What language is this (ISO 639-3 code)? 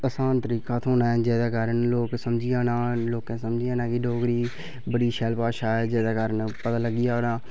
doi